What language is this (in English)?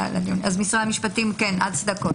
Hebrew